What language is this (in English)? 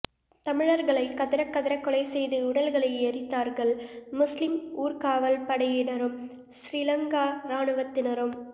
Tamil